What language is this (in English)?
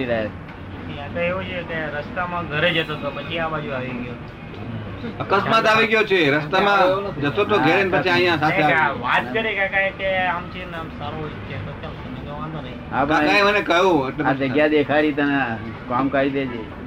Gujarati